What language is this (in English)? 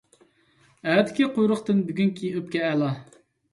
Uyghur